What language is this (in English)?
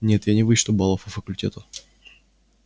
Russian